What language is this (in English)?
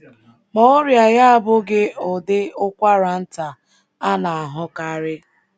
Igbo